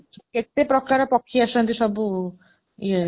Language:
Odia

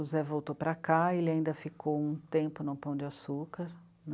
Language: Portuguese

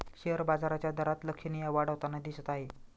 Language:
Marathi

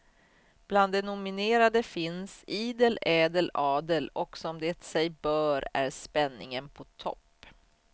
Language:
Swedish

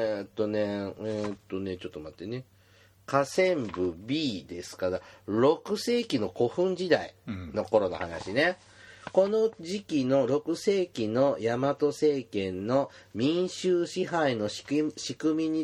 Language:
Japanese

